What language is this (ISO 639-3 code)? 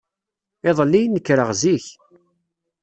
kab